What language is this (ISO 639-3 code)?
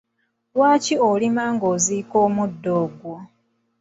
lug